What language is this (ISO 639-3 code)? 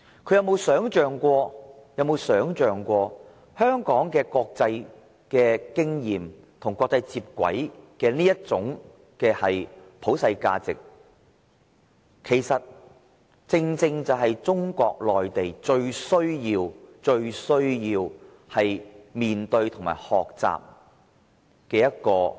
yue